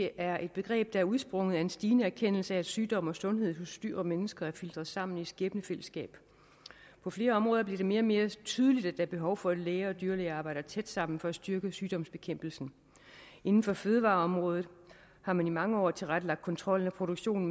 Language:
Danish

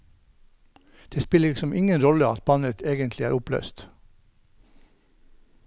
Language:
Norwegian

